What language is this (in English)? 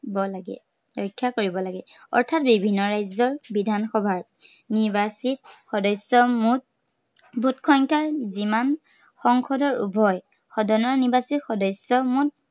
Assamese